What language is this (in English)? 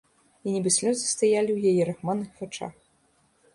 Belarusian